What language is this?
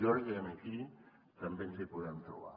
Catalan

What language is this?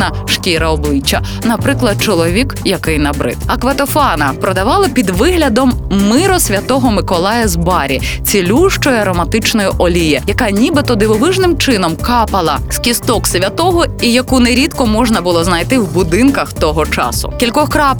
Ukrainian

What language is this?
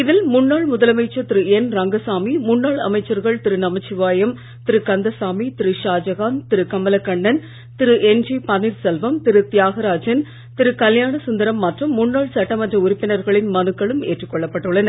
Tamil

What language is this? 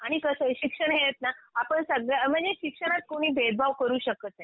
Marathi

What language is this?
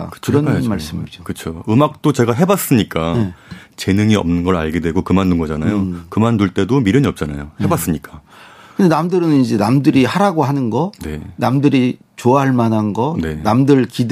Korean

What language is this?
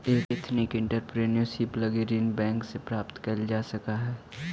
Magahi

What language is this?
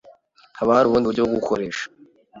Kinyarwanda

